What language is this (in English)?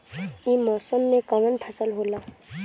Bhojpuri